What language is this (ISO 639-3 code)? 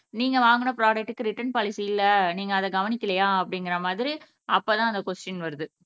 tam